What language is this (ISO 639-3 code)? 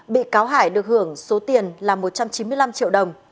vie